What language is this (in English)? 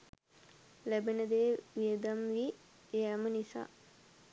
Sinhala